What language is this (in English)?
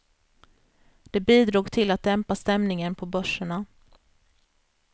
Swedish